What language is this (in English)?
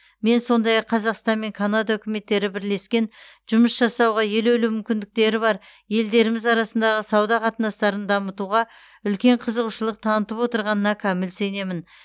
Kazakh